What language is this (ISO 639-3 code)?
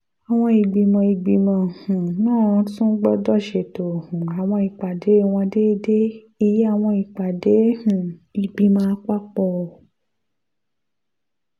yor